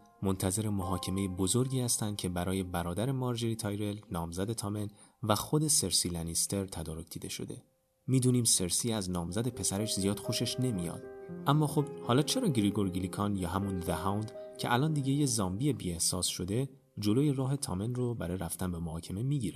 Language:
Persian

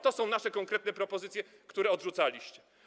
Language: Polish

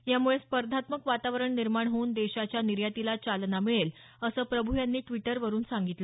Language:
Marathi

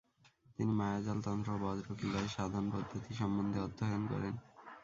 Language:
Bangla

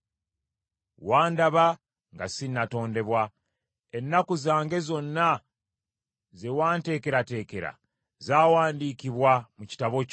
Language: Ganda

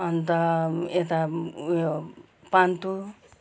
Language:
Nepali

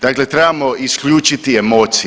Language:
Croatian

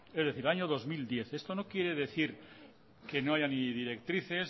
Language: Spanish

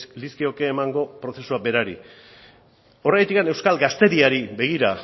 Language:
Basque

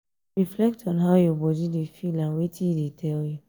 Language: Nigerian Pidgin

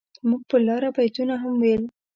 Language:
Pashto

